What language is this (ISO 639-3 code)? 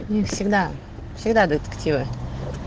rus